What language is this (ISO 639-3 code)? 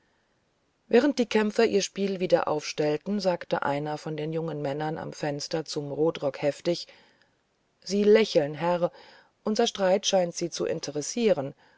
deu